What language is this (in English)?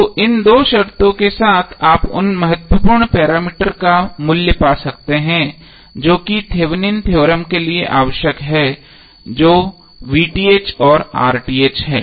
Hindi